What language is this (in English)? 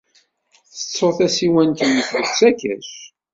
Kabyle